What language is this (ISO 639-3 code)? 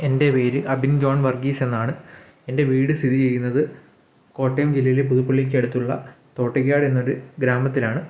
mal